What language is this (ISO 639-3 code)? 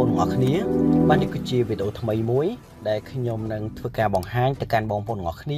vie